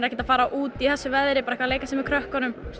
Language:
Icelandic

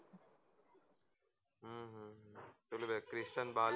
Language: Gujarati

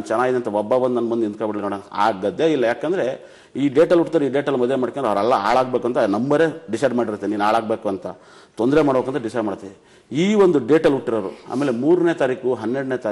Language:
Arabic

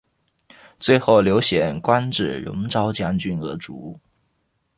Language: Chinese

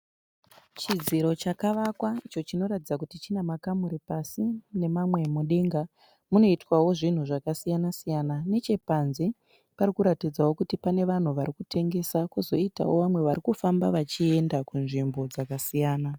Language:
Shona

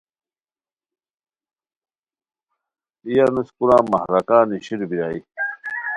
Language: Khowar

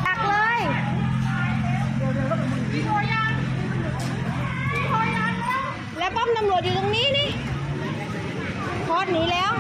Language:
Thai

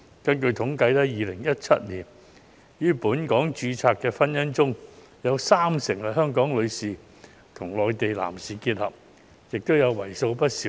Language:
Cantonese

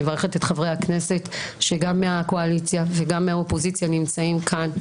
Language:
Hebrew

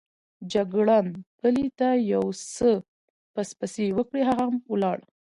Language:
Pashto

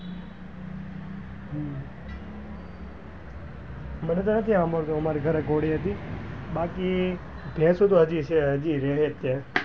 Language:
Gujarati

